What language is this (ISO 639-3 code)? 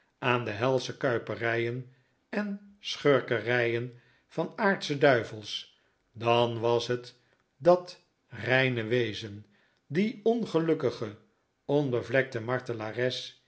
nld